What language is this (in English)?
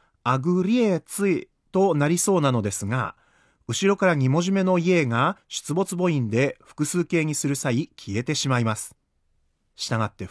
Japanese